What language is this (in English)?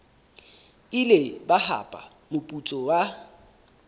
Southern Sotho